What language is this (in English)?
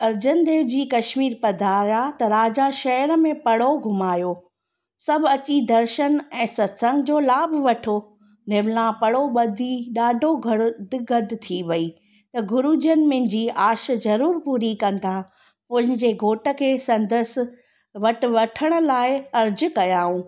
Sindhi